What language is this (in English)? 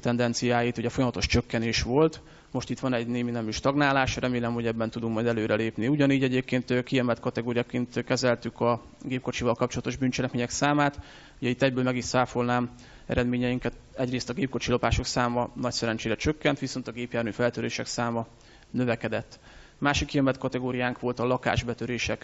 Hungarian